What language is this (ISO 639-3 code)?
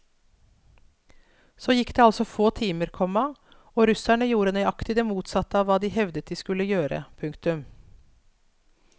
nor